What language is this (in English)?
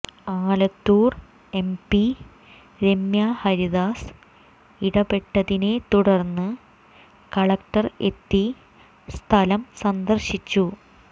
Malayalam